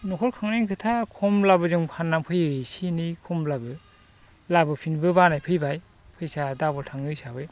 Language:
Bodo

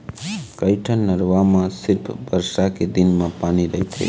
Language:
Chhattisgarhi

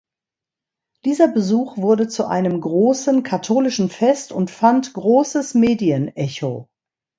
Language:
German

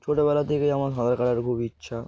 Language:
Bangla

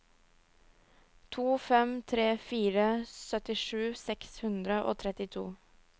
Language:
Norwegian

